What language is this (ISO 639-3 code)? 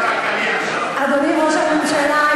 heb